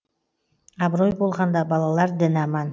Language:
Kazakh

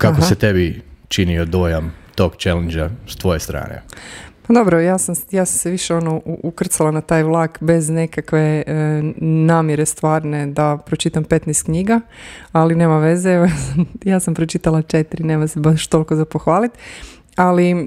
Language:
Croatian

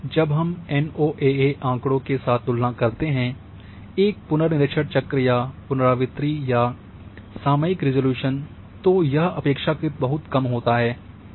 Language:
Hindi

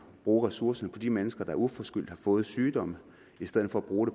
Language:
Danish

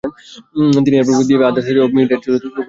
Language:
Bangla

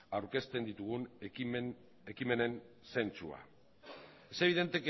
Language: Basque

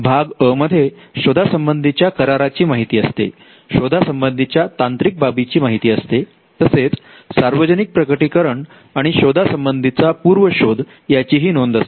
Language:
Marathi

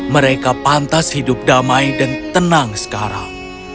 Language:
Indonesian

